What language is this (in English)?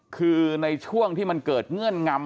Thai